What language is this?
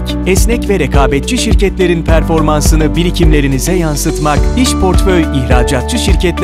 Turkish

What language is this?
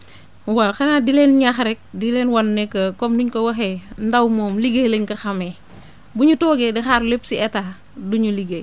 Wolof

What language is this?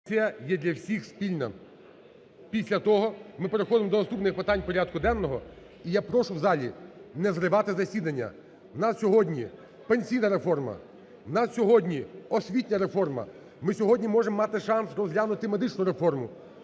Ukrainian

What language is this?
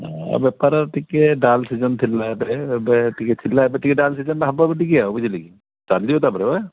Odia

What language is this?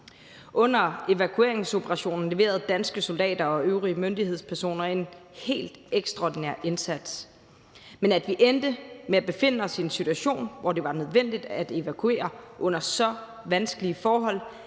Danish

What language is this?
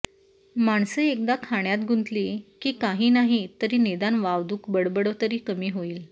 Marathi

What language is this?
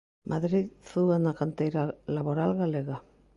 Galician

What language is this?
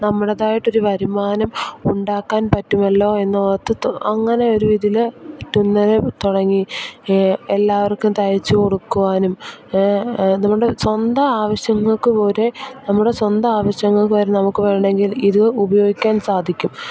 Malayalam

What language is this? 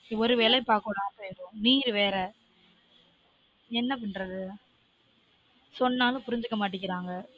Tamil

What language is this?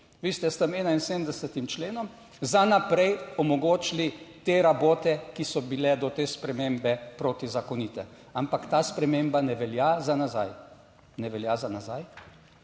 Slovenian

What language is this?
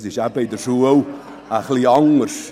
Swiss German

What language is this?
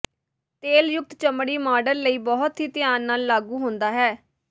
Punjabi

